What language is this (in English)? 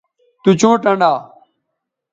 Bateri